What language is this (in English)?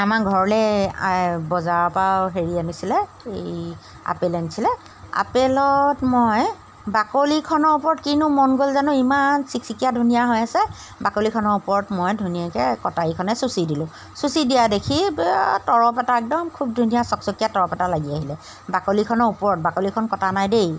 Assamese